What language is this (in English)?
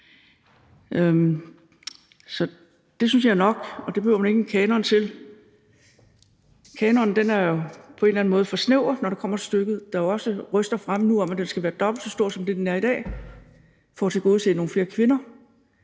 Danish